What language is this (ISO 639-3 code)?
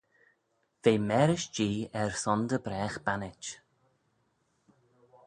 glv